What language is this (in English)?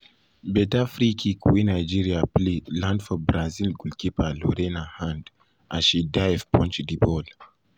Nigerian Pidgin